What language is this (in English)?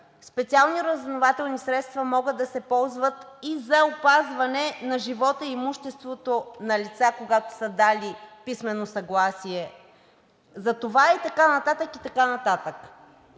Bulgarian